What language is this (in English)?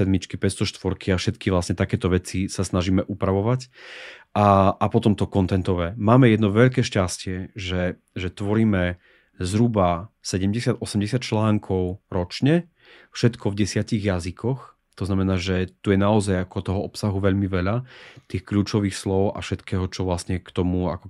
Slovak